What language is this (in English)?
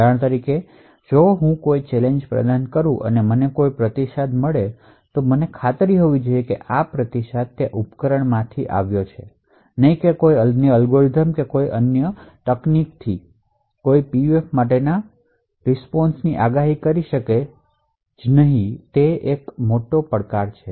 Gujarati